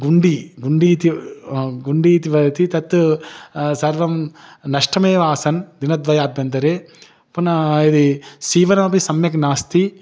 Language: Sanskrit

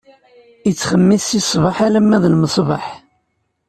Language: Kabyle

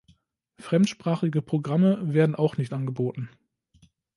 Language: German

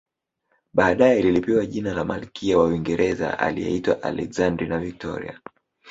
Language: Swahili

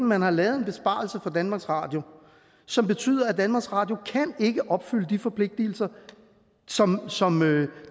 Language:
Danish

